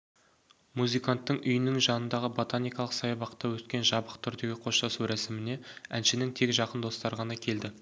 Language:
Kazakh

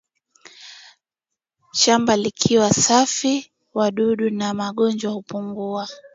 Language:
Swahili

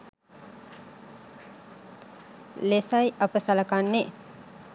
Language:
Sinhala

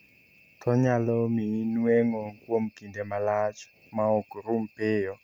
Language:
Luo (Kenya and Tanzania)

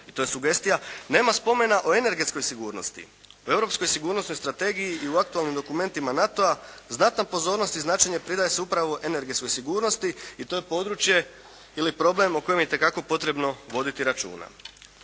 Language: Croatian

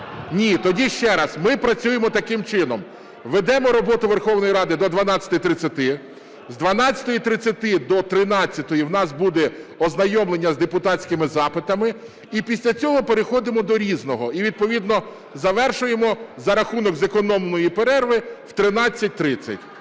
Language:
Ukrainian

